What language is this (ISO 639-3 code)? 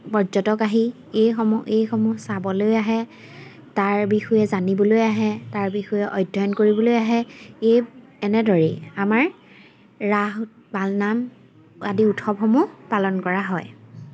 asm